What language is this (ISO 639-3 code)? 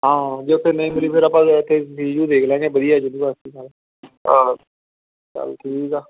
pan